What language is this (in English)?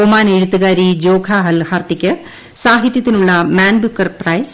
Malayalam